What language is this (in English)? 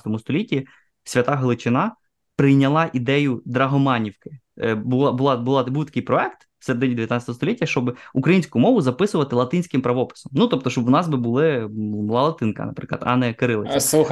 Ukrainian